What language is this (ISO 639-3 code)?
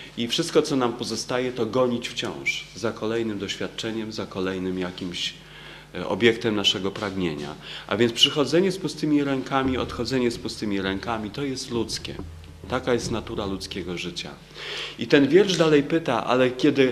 pol